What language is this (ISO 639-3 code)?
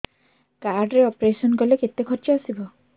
ori